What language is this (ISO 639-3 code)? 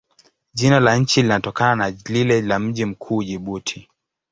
swa